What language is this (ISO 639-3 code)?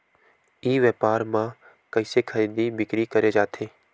hne